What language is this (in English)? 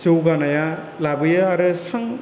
Bodo